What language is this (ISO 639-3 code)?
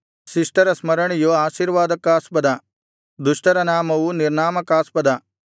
kan